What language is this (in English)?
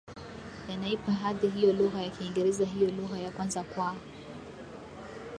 Swahili